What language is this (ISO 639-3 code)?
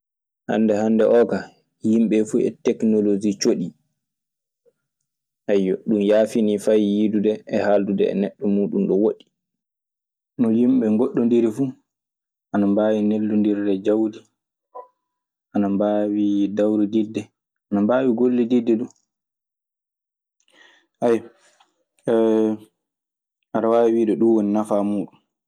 ffm